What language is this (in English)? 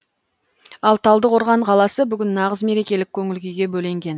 Kazakh